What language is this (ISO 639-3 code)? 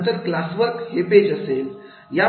mar